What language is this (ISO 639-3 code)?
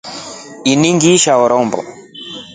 rof